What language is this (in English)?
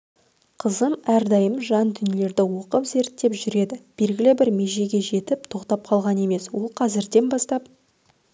Kazakh